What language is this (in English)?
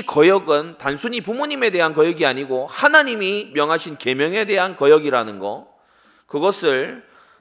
Korean